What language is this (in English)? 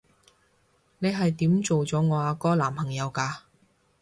Cantonese